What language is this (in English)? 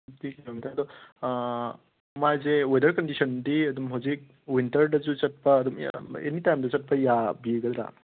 Manipuri